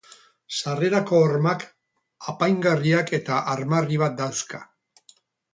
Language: Basque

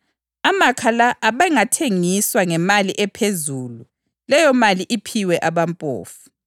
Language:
North Ndebele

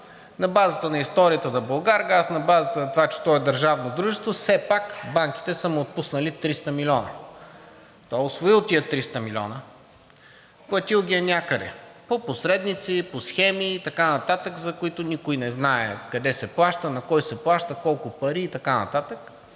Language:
Bulgarian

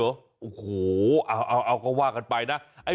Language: Thai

